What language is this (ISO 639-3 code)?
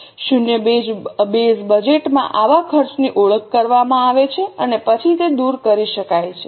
guj